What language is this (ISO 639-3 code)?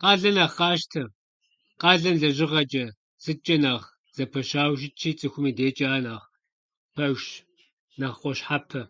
kbd